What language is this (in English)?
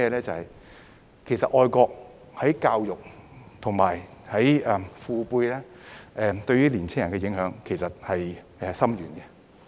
Cantonese